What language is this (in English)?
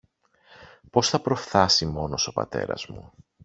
Greek